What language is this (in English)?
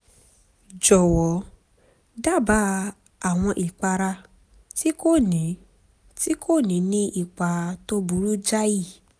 Yoruba